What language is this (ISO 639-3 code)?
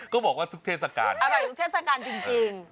tha